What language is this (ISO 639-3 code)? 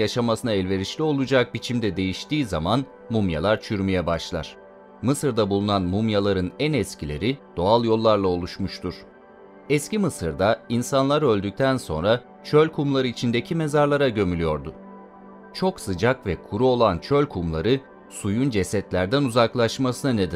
tur